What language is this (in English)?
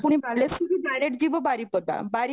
Odia